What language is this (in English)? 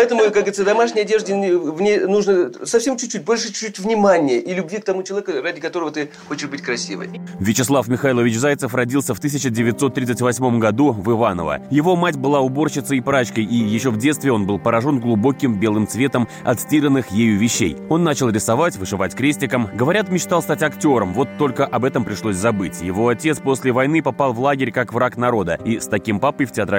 Russian